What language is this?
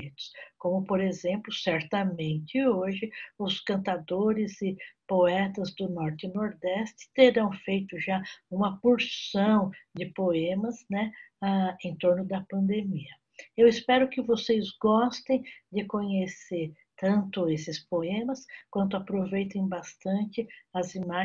Portuguese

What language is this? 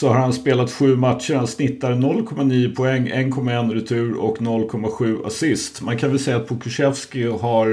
Swedish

